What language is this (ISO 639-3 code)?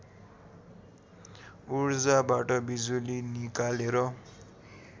nep